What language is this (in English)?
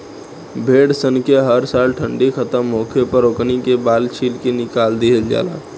Bhojpuri